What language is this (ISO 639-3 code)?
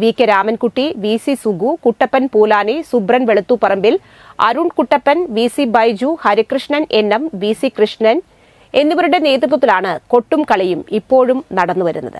ara